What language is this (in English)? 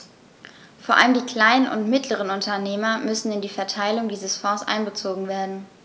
German